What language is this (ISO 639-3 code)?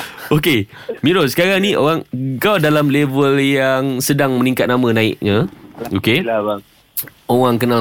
msa